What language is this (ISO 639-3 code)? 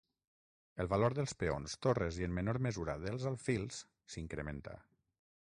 cat